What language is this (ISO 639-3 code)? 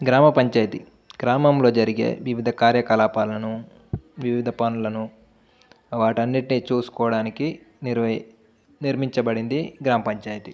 tel